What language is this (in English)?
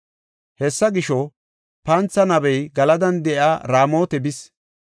Gofa